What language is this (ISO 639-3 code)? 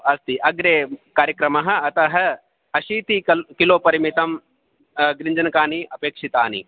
san